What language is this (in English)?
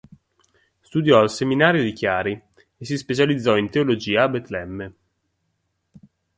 Italian